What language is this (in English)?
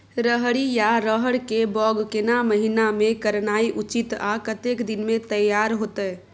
Maithili